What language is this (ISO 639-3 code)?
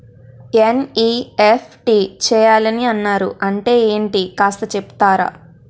tel